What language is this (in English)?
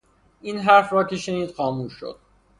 Persian